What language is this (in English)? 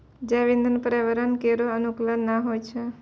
Maithili